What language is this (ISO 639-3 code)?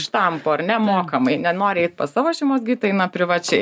lit